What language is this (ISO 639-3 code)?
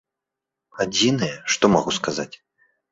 bel